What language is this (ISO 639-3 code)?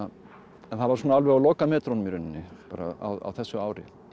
isl